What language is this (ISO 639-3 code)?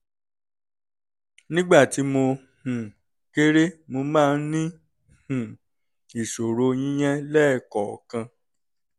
yor